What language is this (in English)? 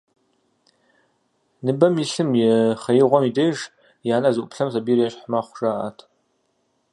Kabardian